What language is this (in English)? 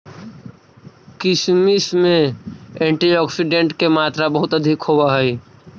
Magahi